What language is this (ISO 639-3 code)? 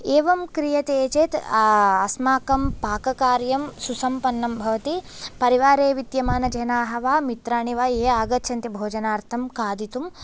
san